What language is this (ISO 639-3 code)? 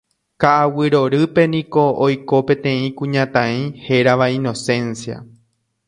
grn